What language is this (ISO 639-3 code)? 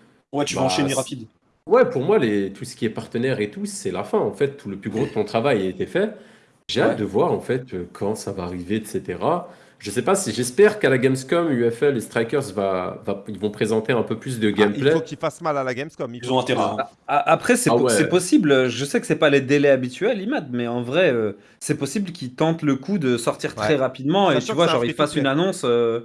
fra